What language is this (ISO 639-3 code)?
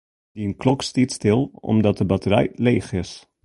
fry